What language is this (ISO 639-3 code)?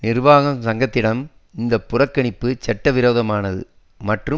tam